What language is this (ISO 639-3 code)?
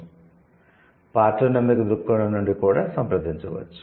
tel